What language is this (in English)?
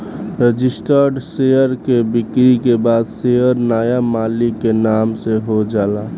Bhojpuri